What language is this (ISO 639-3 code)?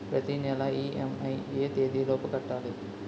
tel